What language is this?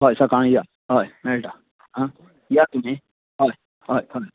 Konkani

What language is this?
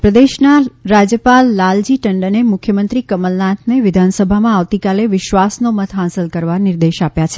Gujarati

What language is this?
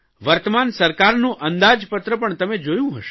Gujarati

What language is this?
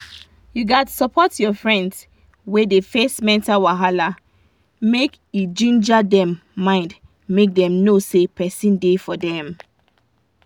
Nigerian Pidgin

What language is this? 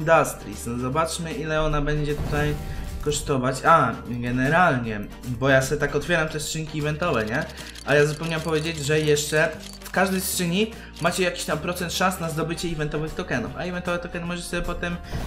Polish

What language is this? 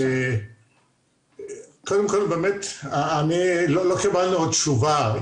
Hebrew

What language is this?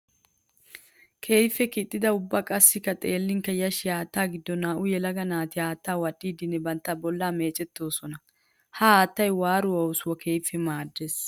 Wolaytta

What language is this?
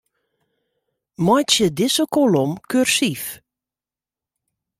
Western Frisian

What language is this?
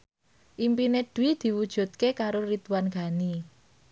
Javanese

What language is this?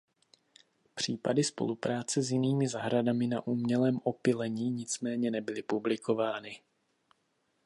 Czech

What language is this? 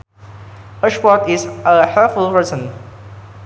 Sundanese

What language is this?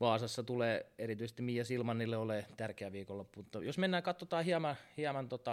Finnish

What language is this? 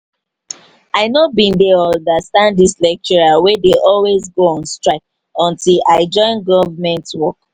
Nigerian Pidgin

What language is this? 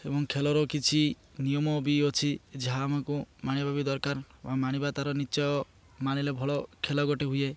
Odia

